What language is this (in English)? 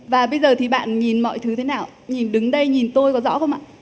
Vietnamese